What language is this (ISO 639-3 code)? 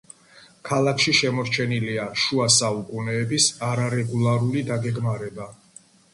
kat